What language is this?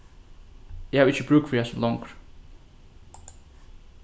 Faroese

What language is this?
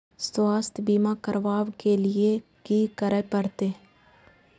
Maithili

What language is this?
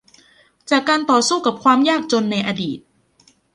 Thai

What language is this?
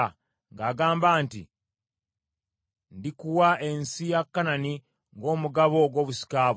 Ganda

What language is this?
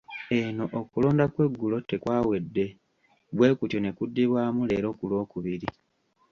Ganda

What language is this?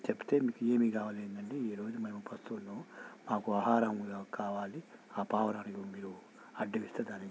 Telugu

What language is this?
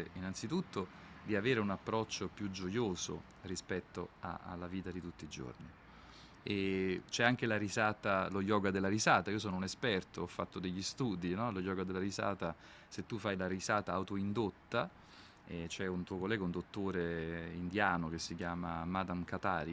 Italian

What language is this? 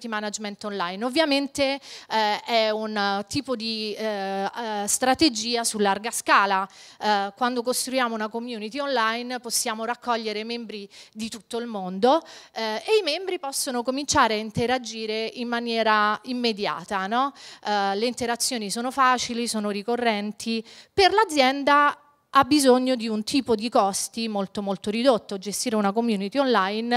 Italian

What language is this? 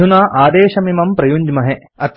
Sanskrit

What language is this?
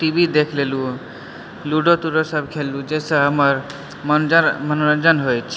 Maithili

